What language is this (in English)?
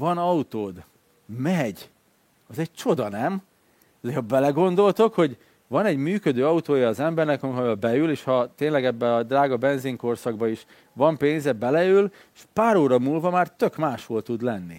Hungarian